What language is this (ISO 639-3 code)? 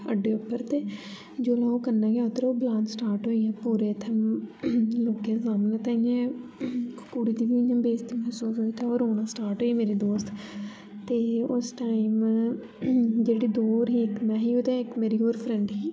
doi